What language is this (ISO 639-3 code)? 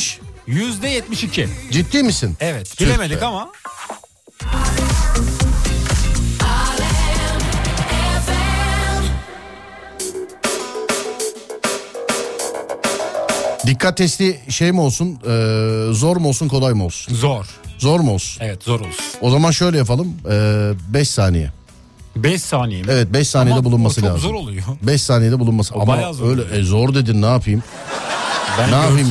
tur